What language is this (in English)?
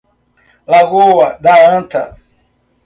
Portuguese